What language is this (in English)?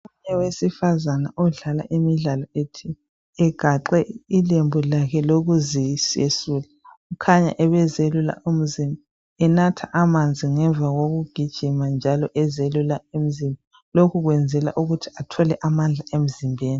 North Ndebele